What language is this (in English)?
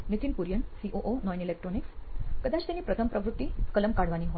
Gujarati